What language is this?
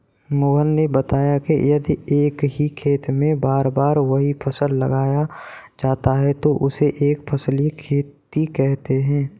Hindi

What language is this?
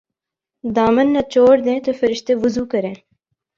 Urdu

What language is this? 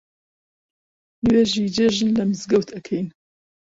Central Kurdish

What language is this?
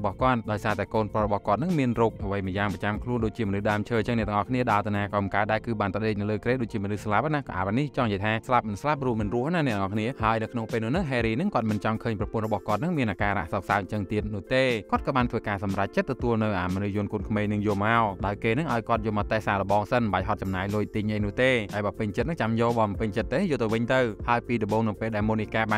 Thai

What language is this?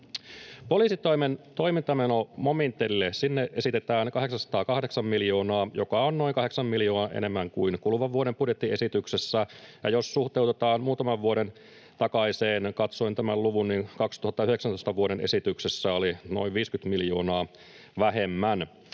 Finnish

